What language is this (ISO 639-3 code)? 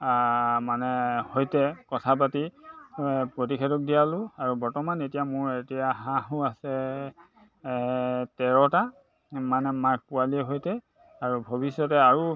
asm